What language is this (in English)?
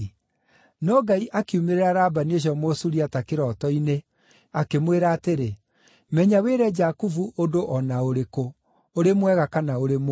Kikuyu